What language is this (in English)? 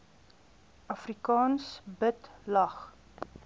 Afrikaans